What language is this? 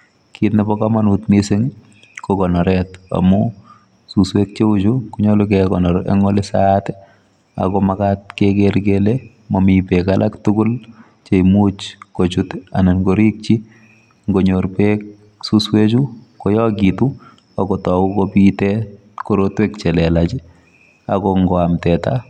Kalenjin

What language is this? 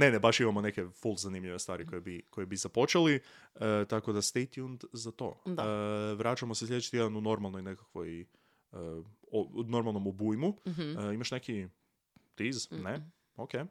Croatian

